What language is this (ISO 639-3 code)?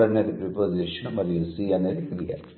tel